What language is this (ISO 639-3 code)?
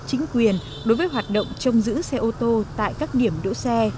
vie